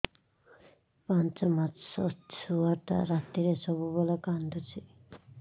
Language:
Odia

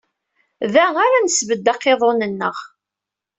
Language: Kabyle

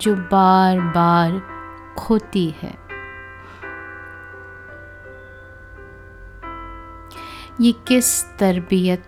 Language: Hindi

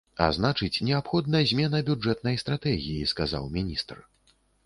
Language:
Belarusian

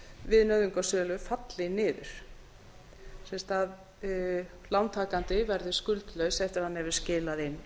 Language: Icelandic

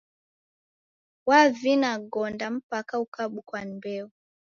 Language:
Taita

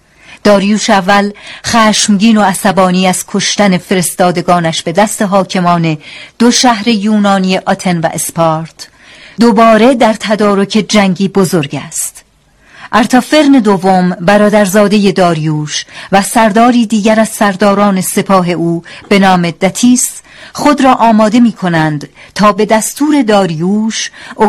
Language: Persian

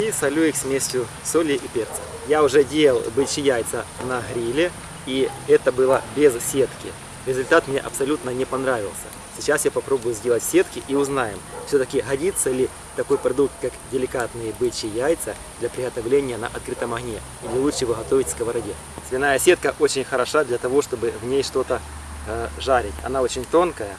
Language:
Russian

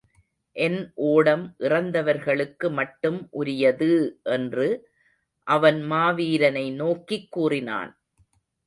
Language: Tamil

